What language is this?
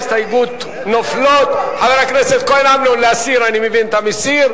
Hebrew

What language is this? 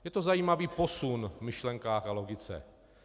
Czech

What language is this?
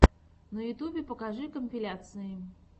Russian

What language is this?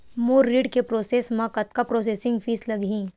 Chhattisgarhi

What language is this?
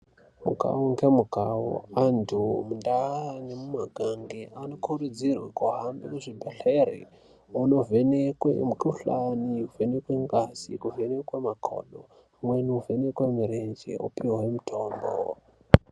Ndau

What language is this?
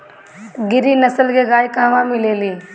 Bhojpuri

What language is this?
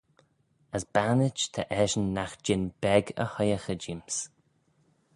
Manx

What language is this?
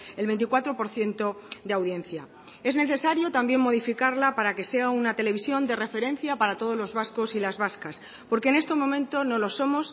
Spanish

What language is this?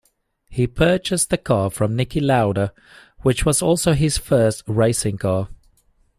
English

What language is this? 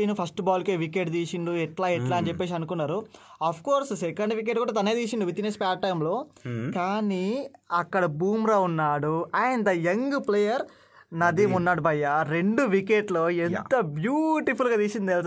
Telugu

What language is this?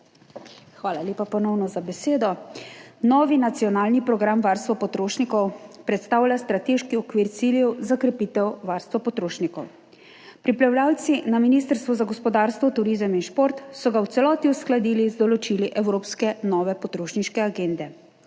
Slovenian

